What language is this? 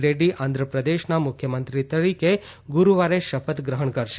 Gujarati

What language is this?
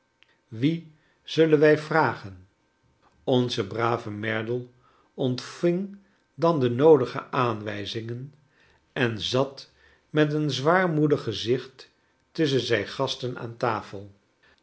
Dutch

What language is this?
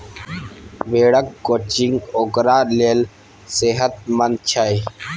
Maithili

